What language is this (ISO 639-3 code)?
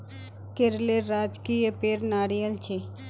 mag